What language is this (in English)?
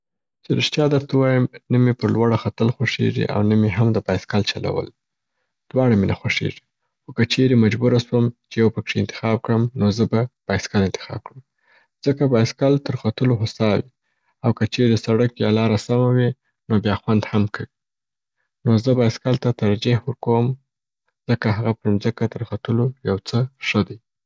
Southern Pashto